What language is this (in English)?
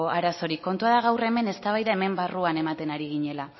Basque